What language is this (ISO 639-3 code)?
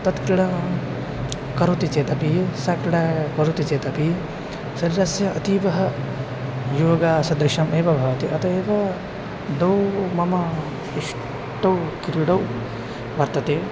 san